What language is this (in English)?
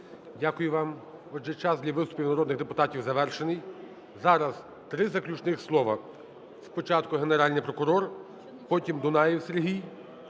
Ukrainian